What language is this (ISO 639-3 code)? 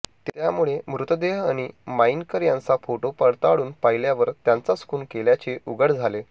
mar